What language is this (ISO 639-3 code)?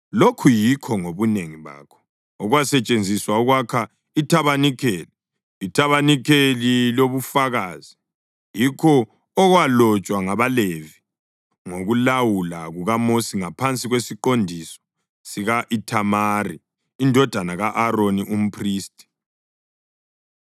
nde